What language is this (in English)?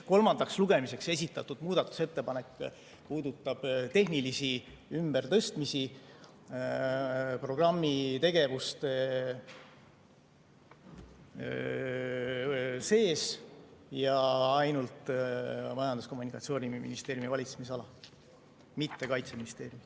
Estonian